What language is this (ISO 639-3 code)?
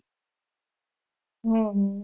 guj